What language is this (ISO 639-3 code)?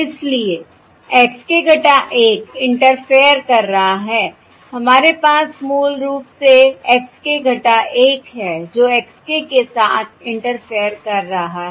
hin